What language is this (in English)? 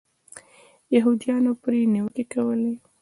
Pashto